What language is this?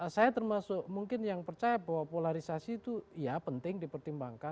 Indonesian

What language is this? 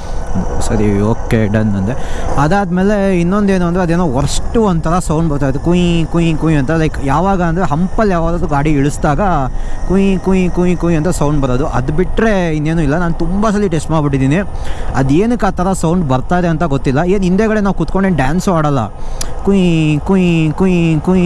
Kannada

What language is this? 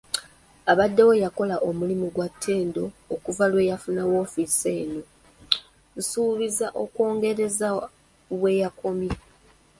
Ganda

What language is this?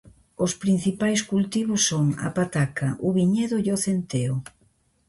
Galician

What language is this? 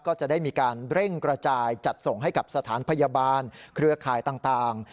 Thai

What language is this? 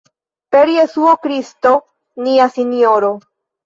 Esperanto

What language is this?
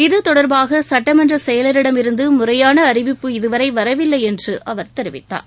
Tamil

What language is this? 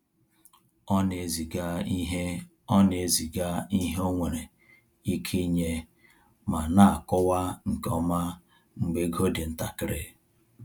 Igbo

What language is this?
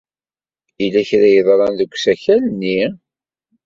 Kabyle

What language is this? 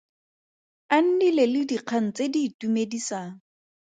Tswana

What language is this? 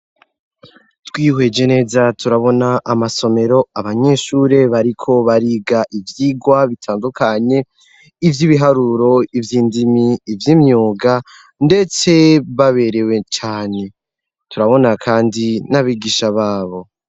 Rundi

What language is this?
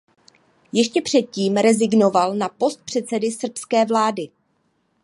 Czech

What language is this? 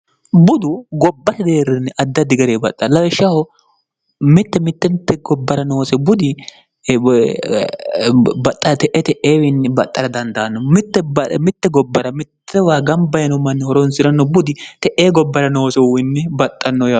Sidamo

